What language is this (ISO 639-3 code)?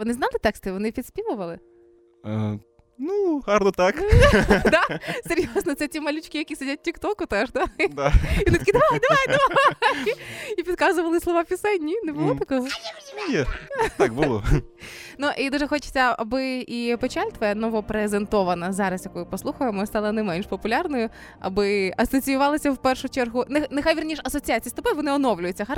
ukr